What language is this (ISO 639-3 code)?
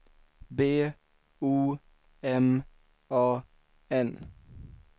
swe